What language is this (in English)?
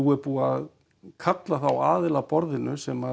Icelandic